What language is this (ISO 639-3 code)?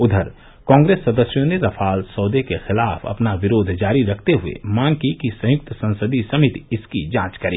hin